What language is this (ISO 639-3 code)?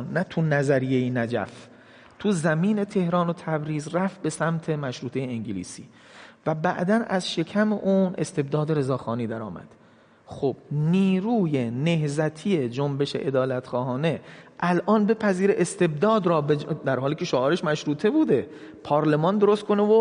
fas